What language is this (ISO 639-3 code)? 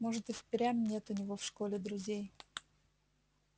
rus